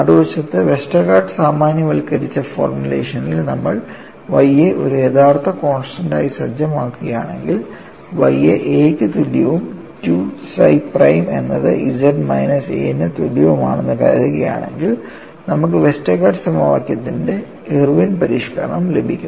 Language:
Malayalam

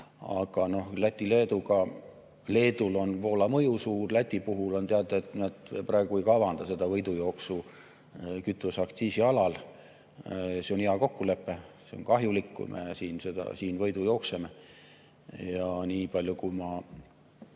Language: Estonian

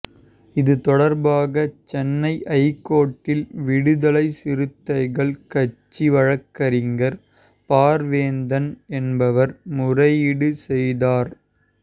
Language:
Tamil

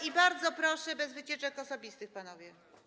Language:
Polish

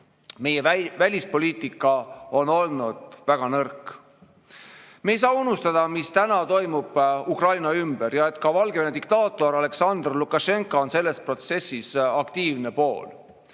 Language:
Estonian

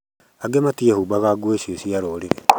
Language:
Kikuyu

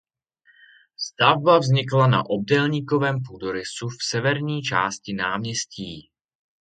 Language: Czech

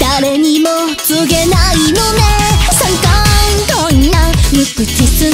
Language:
Thai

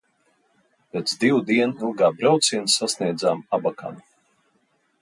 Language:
Latvian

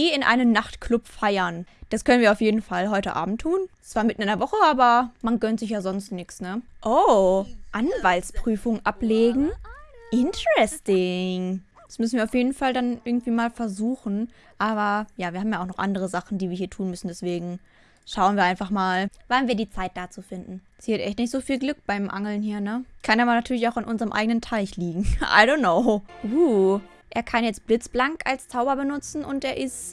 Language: German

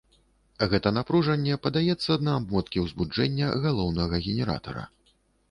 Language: Belarusian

